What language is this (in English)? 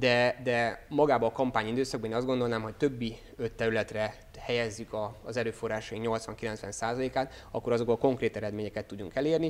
Hungarian